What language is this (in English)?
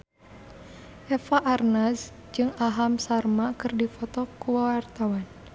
Sundanese